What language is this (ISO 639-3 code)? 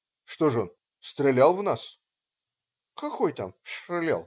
rus